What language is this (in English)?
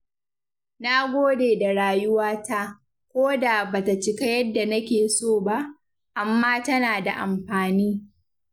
Hausa